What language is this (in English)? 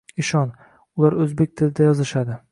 Uzbek